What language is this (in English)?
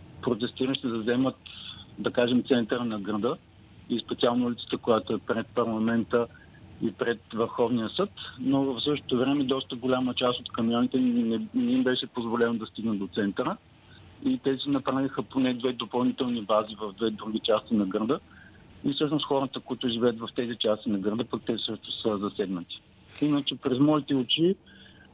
Bulgarian